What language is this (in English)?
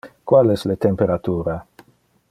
Interlingua